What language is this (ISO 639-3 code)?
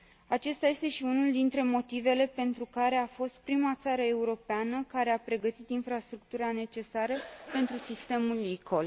ron